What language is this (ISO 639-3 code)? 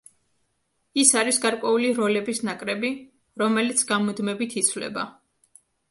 kat